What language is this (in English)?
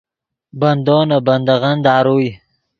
Yidgha